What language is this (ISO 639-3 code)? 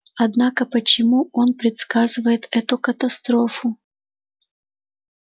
rus